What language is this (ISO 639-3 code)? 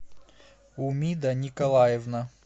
rus